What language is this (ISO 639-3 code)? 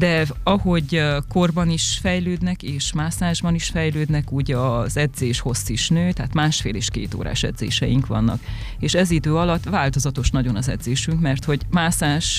hun